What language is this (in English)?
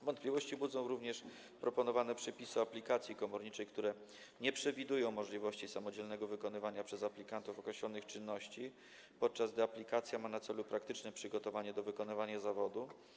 Polish